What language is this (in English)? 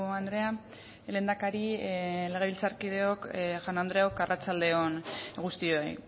Basque